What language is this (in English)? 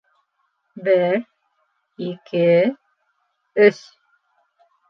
Bashkir